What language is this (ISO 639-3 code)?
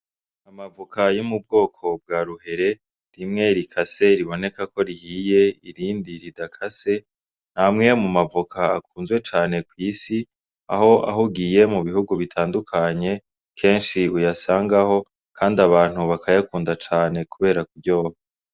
run